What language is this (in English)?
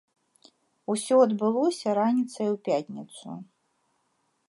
Belarusian